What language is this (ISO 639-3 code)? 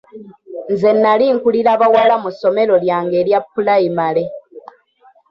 lug